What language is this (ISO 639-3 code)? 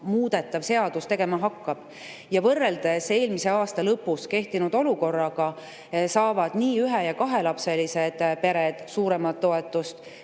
est